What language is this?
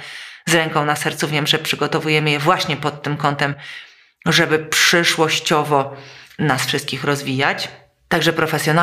Polish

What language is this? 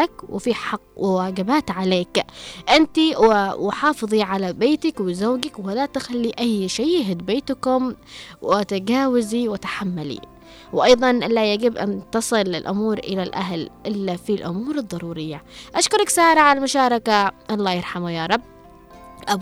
Arabic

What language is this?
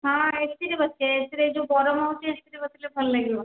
Odia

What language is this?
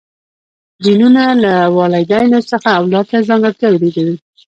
Pashto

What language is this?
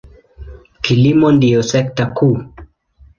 Swahili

